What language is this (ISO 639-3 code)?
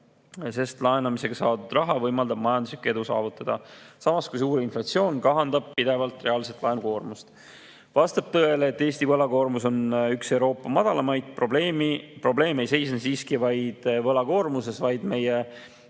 est